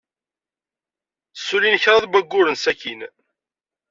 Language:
Kabyle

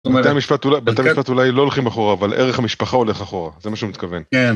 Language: Hebrew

